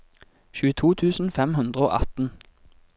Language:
Norwegian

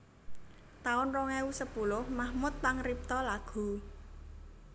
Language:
Javanese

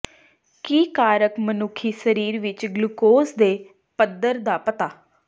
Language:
Punjabi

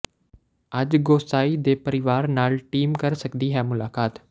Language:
Punjabi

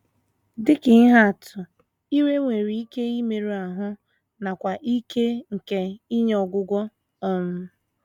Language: Igbo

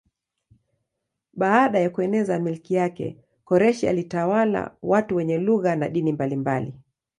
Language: Swahili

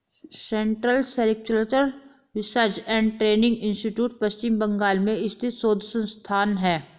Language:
Hindi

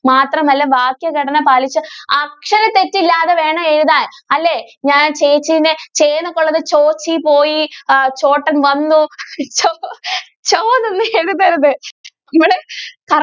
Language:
Malayalam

